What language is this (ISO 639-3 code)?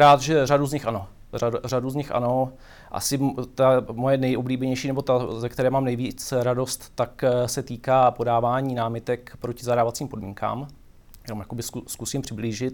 ces